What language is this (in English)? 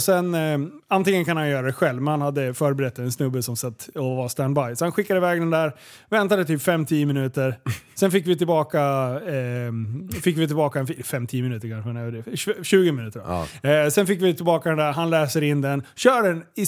Swedish